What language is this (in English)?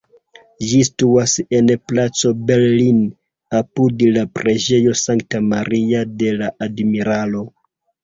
Esperanto